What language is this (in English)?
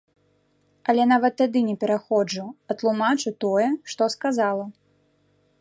Belarusian